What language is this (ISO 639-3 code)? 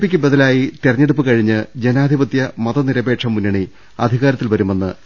mal